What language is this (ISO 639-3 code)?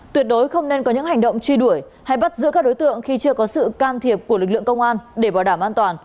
vie